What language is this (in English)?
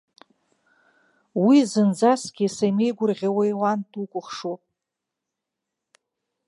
Abkhazian